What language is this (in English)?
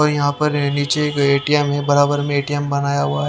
Hindi